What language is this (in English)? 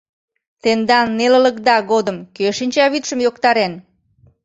Mari